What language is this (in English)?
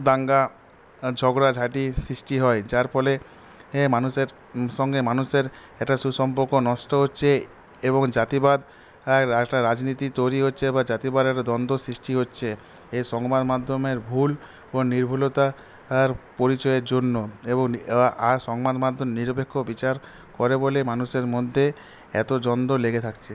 Bangla